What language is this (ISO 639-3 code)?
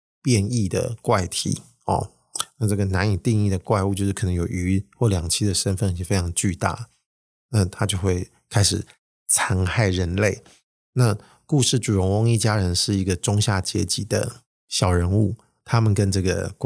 zho